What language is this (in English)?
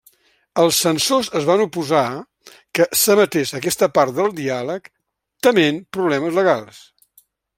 Catalan